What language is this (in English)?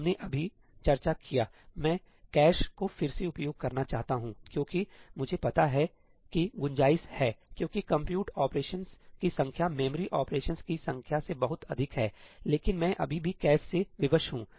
Hindi